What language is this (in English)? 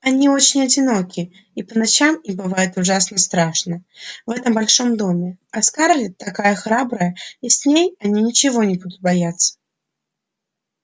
Russian